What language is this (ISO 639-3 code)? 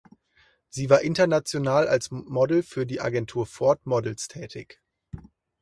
deu